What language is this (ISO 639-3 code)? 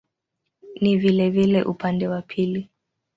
swa